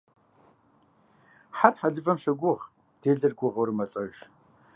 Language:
Kabardian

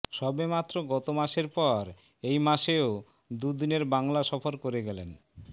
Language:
Bangla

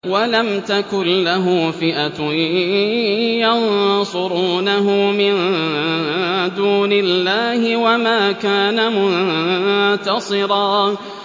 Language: Arabic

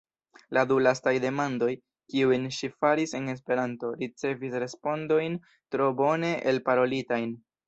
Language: Esperanto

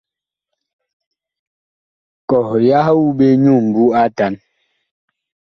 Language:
Bakoko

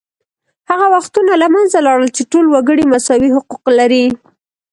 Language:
Pashto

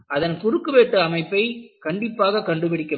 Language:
Tamil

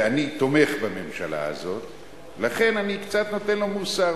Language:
Hebrew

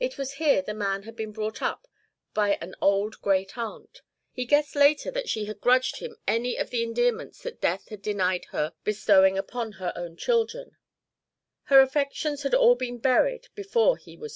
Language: English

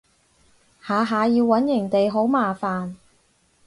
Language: Cantonese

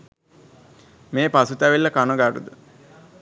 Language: Sinhala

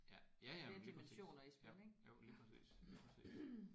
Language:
Danish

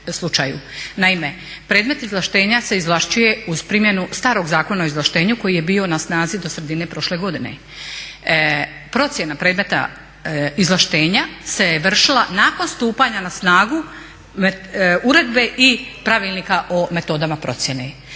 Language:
Croatian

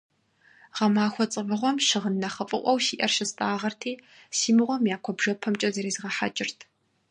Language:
Kabardian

